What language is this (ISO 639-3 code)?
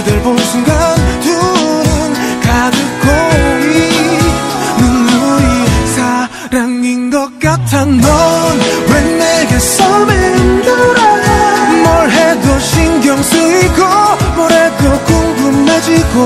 kor